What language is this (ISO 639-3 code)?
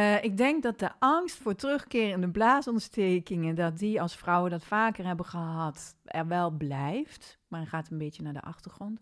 nld